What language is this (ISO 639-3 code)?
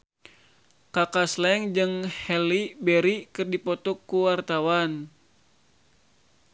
sun